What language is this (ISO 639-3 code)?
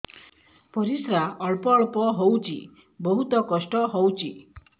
ori